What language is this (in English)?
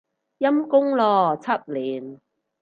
Cantonese